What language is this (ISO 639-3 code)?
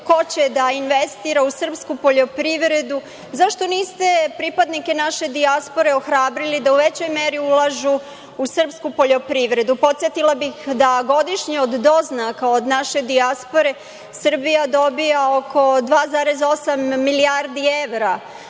srp